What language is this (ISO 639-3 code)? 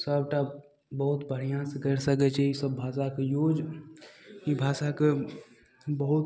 mai